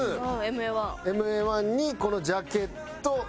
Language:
Japanese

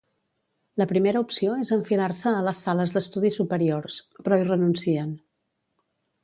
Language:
Catalan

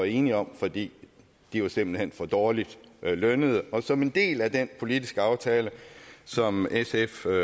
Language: Danish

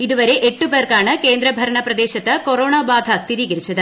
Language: Malayalam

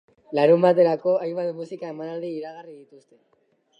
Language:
Basque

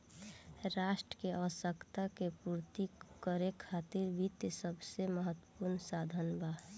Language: Bhojpuri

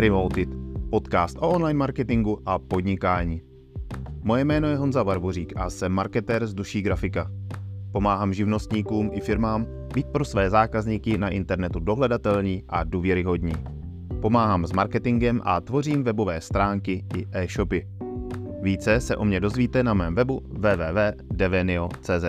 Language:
Czech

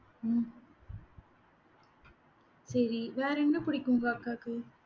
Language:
Tamil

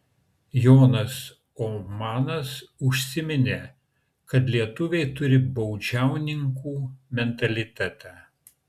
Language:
Lithuanian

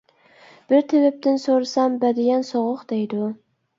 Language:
Uyghur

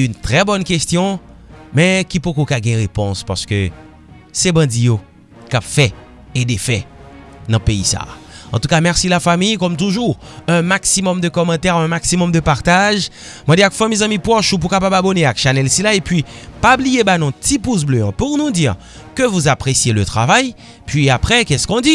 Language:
French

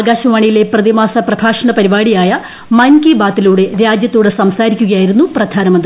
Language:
Malayalam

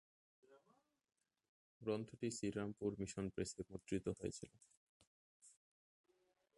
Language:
Bangla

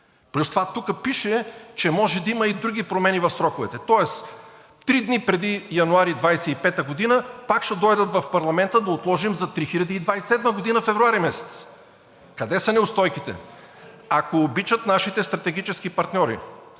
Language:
Bulgarian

